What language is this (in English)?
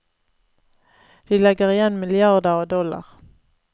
Norwegian